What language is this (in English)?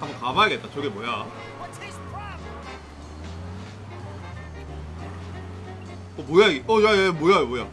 Korean